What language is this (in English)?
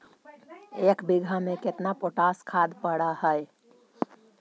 Magahi